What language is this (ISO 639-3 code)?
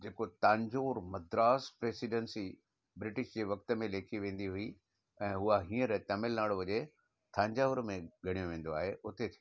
snd